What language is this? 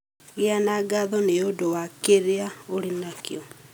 Kikuyu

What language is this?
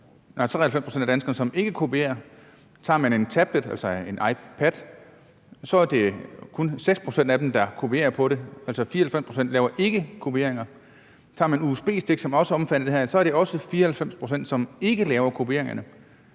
Danish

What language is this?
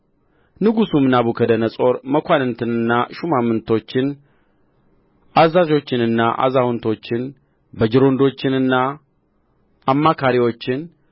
Amharic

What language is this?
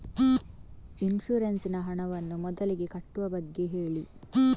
Kannada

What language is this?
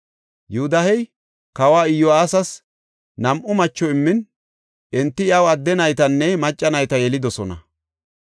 Gofa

